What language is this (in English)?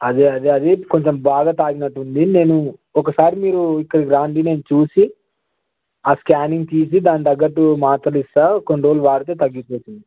Telugu